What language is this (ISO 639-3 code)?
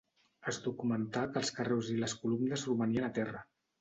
cat